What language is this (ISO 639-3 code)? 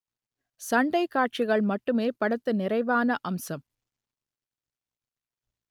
tam